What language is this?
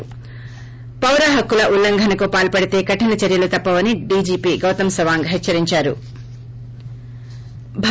Telugu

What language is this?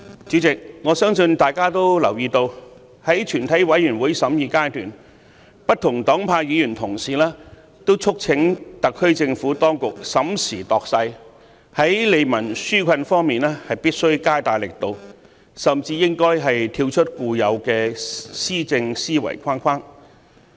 Cantonese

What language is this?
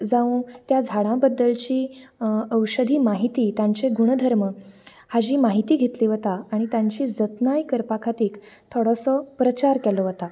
Konkani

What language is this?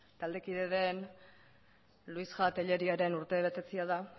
Basque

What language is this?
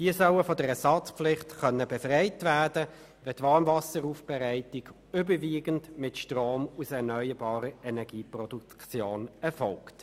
Swiss German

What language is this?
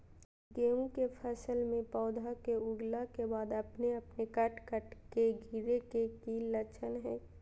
Magahi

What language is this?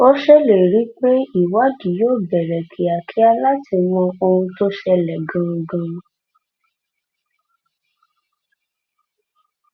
Yoruba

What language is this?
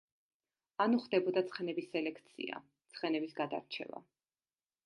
Georgian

